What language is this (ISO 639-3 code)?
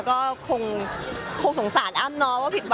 tha